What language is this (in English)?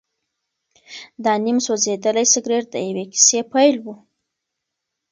Pashto